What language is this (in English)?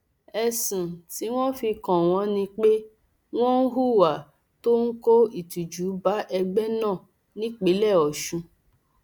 Yoruba